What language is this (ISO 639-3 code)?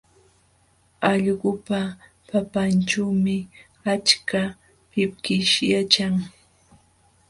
qxw